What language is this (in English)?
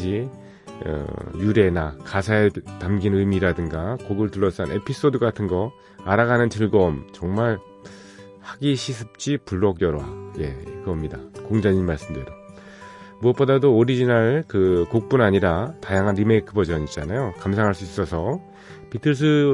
Korean